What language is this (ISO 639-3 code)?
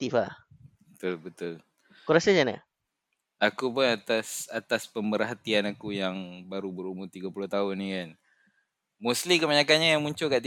msa